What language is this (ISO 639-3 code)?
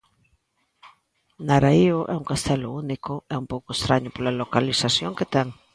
glg